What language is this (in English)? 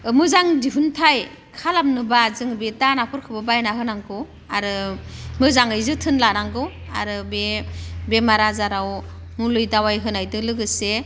Bodo